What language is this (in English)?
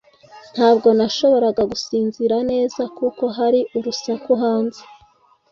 Kinyarwanda